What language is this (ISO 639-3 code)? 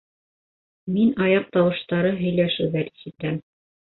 bak